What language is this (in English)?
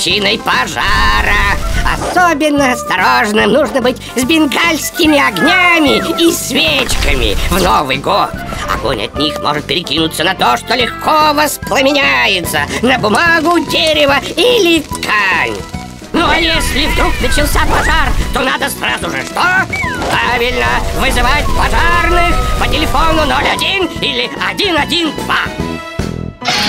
Russian